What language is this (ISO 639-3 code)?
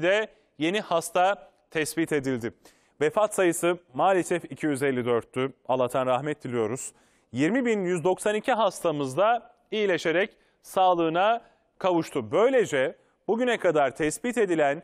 tur